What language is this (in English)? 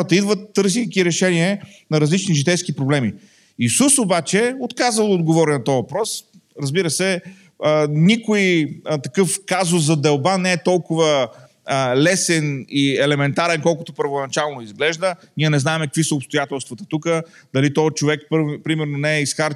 Bulgarian